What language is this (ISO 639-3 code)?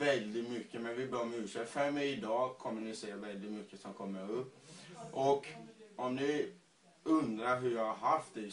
swe